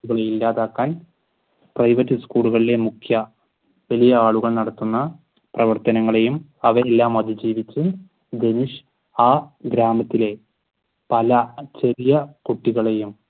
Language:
Malayalam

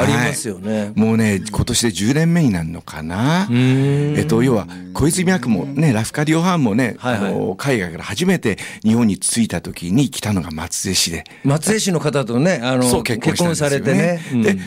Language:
Japanese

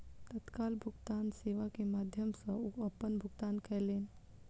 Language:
Maithili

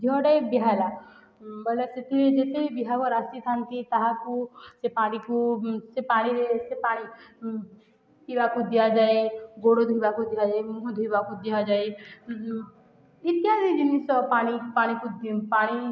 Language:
Odia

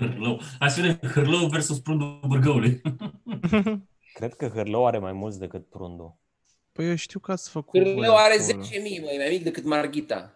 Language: Romanian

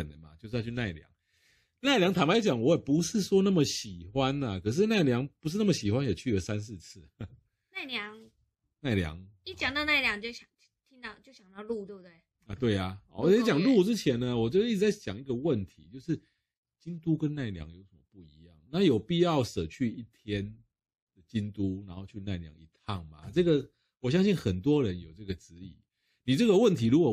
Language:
Chinese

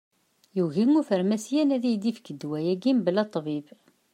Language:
Kabyle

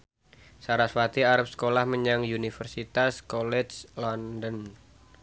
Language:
Javanese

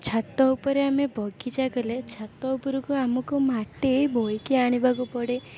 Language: Odia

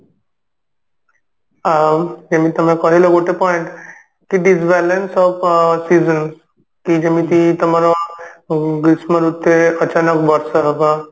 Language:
Odia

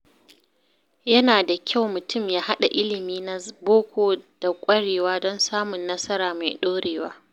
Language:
Hausa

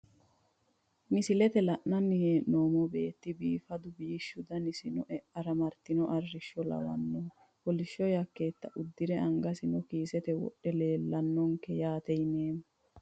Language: Sidamo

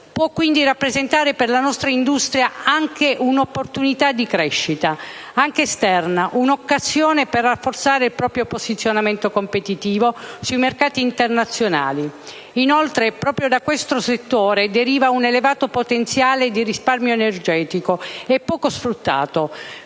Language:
Italian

